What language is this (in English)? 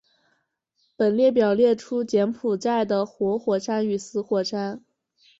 Chinese